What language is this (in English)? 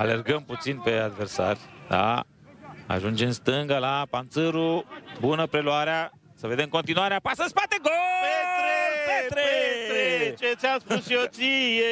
Romanian